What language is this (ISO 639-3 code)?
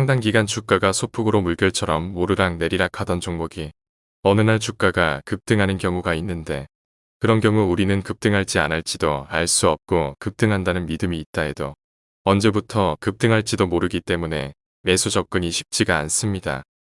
kor